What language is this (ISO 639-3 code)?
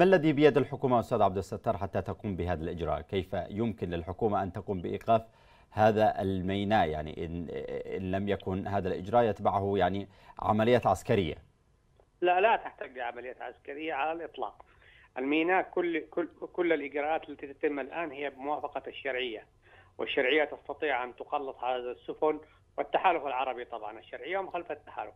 ara